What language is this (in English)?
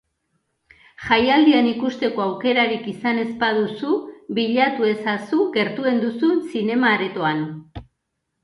Basque